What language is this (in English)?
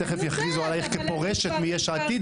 Hebrew